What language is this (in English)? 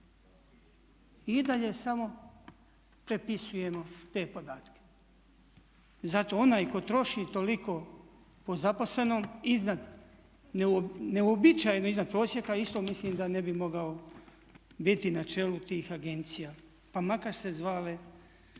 Croatian